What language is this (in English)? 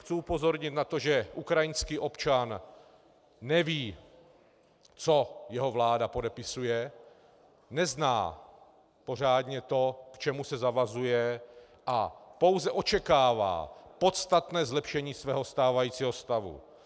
Czech